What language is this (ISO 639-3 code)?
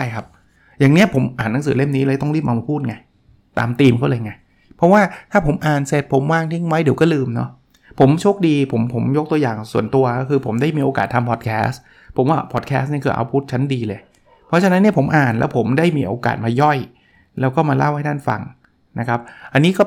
tha